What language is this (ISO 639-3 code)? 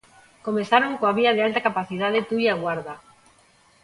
glg